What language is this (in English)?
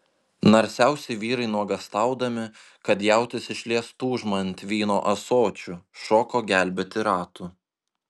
Lithuanian